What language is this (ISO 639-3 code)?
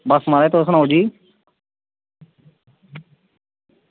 doi